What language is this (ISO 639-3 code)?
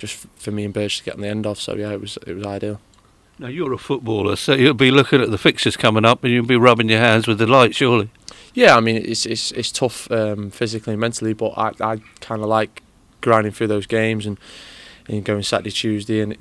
eng